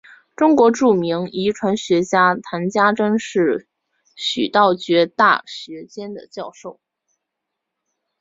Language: Chinese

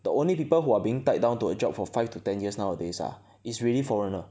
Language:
English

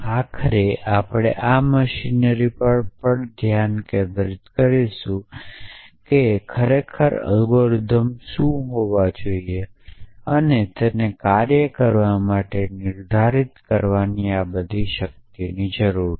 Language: Gujarati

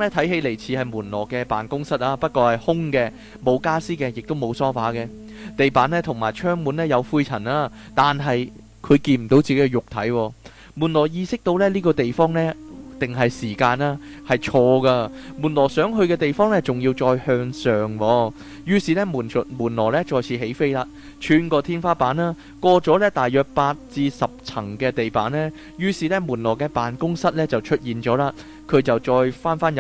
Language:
Chinese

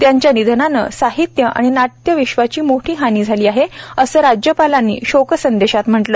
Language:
Marathi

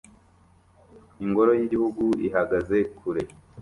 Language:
Kinyarwanda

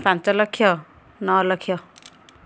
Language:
Odia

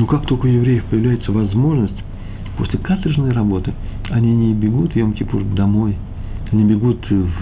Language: Russian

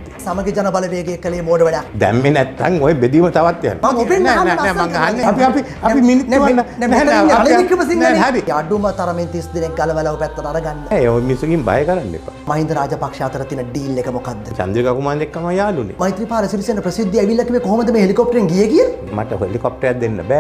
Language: Indonesian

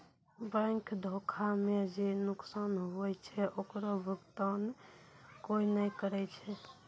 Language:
Maithili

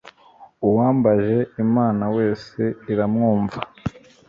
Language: Kinyarwanda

